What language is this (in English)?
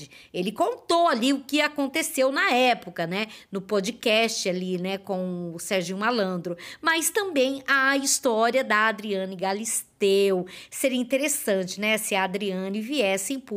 Portuguese